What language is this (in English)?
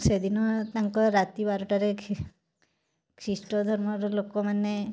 Odia